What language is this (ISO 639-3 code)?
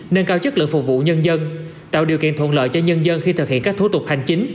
vie